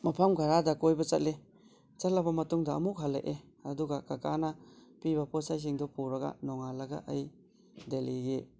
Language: Manipuri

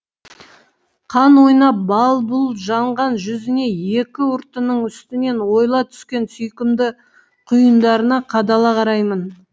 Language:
Kazakh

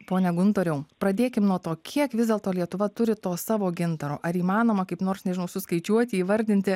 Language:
Lithuanian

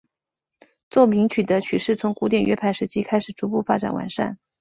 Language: Chinese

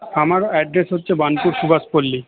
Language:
Bangla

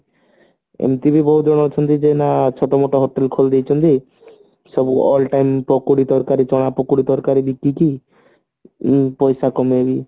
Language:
Odia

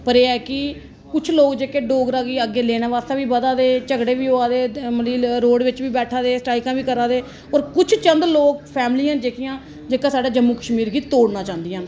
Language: Dogri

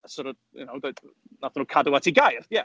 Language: Welsh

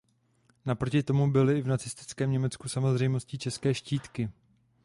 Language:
Czech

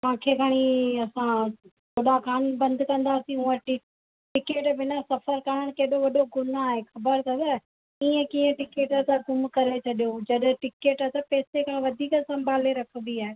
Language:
Sindhi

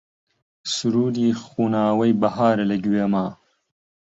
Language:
Central Kurdish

